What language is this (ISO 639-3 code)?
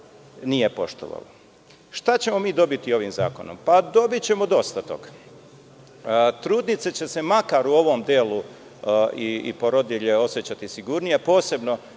srp